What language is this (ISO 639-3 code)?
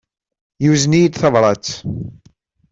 kab